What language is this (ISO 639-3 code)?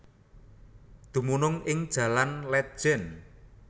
jav